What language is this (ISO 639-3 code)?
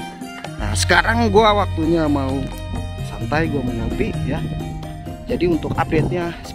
ind